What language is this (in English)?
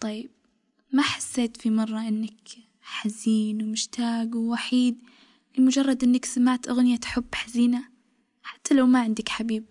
Arabic